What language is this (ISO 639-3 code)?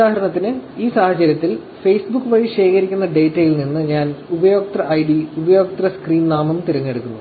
mal